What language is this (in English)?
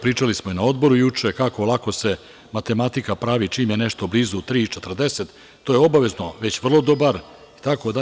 Serbian